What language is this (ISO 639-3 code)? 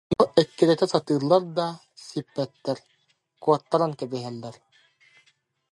sah